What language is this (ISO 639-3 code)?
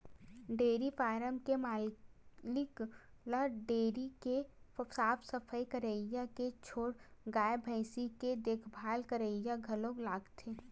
hne